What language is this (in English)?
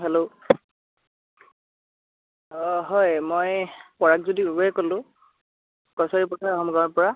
Assamese